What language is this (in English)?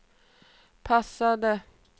Swedish